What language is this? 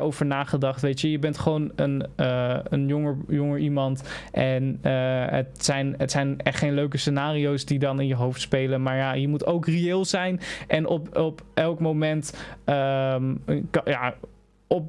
Dutch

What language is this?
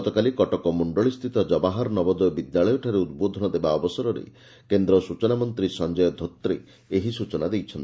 Odia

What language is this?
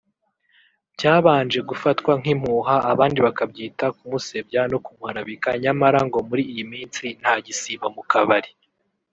Kinyarwanda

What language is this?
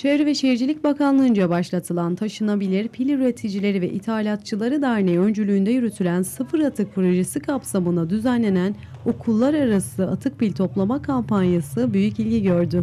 Turkish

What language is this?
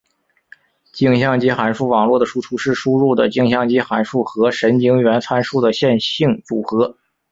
Chinese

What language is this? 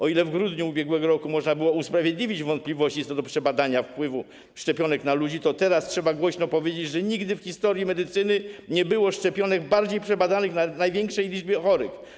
Polish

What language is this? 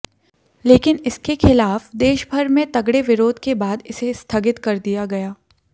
Hindi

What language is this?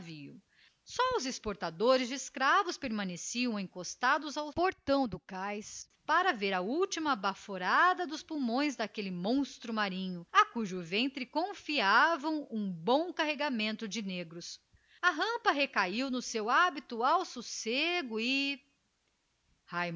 Portuguese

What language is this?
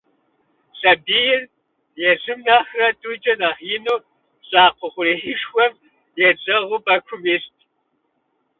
Kabardian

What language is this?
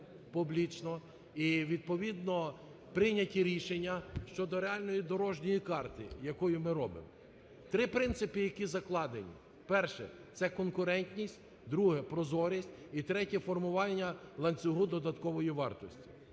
Ukrainian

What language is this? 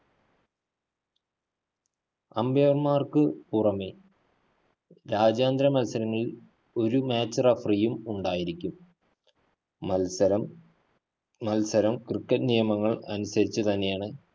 Malayalam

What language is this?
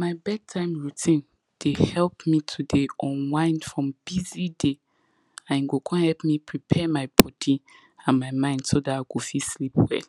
Nigerian Pidgin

